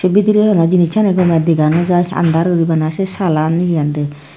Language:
Chakma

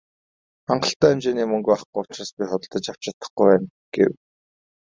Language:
Mongolian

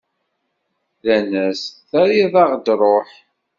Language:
Kabyle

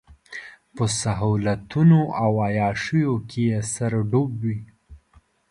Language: Pashto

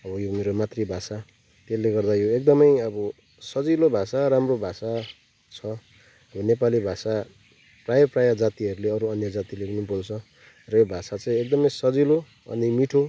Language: Nepali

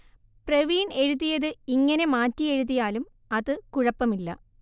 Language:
Malayalam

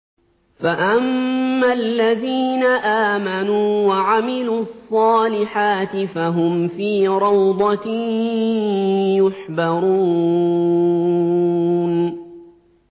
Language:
Arabic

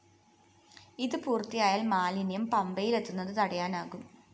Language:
Malayalam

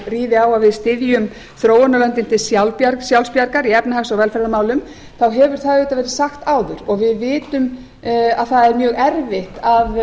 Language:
Icelandic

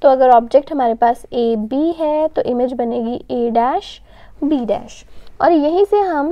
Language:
Hindi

